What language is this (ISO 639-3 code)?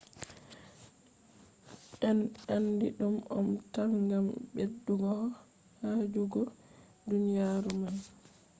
ful